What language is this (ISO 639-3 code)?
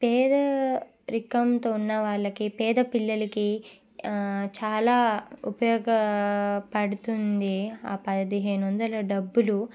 tel